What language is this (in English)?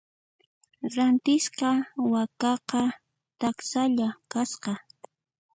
Puno Quechua